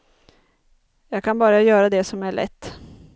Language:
Swedish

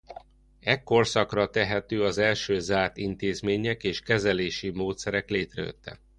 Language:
Hungarian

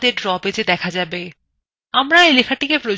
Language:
Bangla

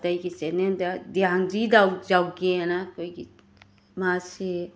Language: Manipuri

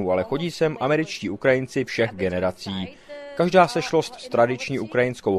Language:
Czech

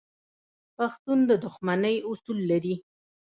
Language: Pashto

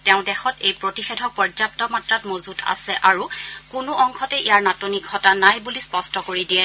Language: Assamese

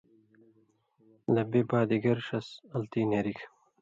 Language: Indus Kohistani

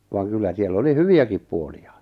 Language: Finnish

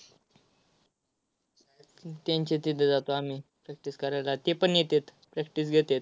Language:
Marathi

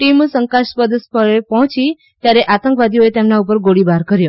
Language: Gujarati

